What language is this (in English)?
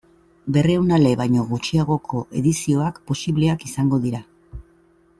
Basque